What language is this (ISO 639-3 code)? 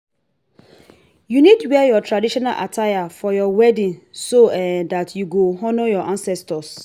pcm